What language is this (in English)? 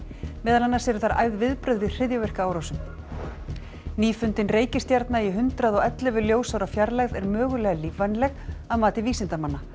Icelandic